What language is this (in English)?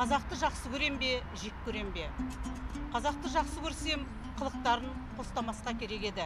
Russian